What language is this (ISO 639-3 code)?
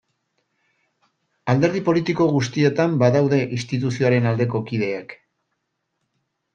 eus